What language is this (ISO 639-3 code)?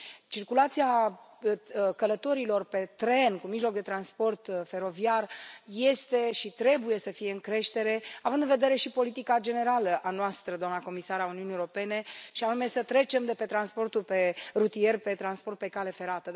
ron